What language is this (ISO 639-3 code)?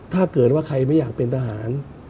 tha